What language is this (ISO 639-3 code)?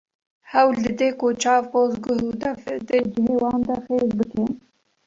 kur